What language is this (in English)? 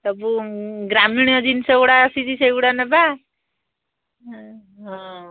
Odia